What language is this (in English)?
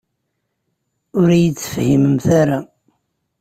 Kabyle